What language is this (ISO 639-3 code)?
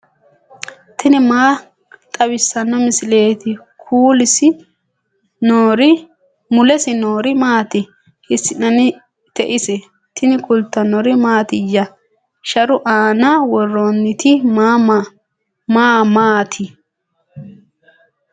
sid